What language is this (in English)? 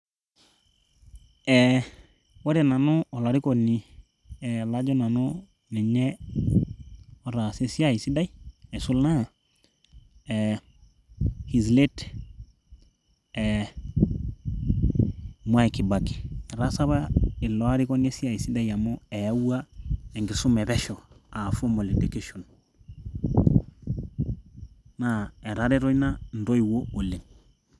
Masai